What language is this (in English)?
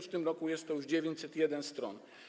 Polish